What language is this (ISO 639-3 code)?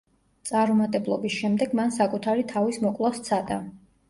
kat